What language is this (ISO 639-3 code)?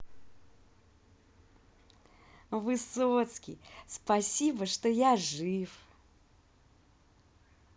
rus